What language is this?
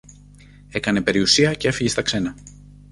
Greek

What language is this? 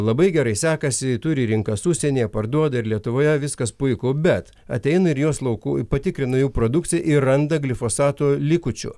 Lithuanian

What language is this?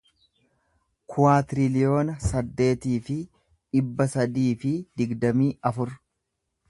Oromo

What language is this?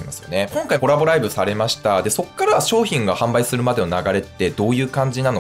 Japanese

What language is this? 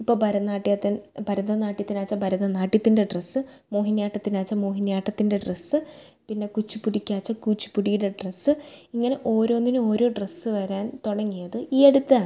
Malayalam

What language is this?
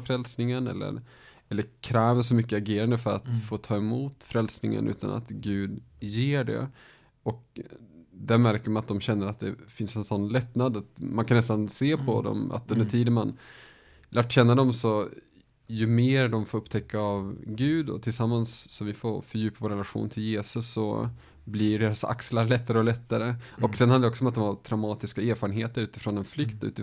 Swedish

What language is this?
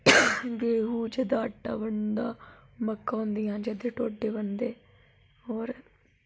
Dogri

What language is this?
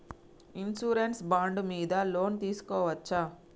Telugu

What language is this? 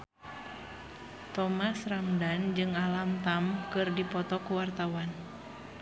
Sundanese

